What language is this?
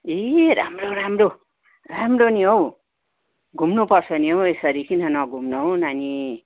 Nepali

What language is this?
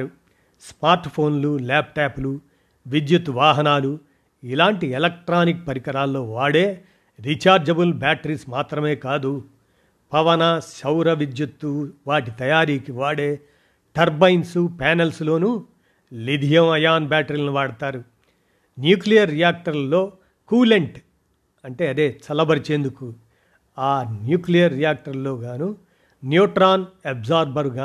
Telugu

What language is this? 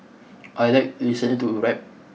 English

